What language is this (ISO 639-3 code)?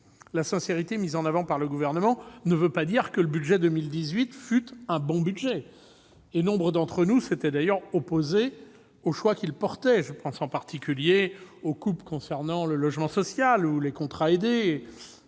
fra